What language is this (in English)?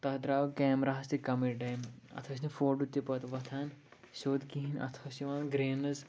Kashmiri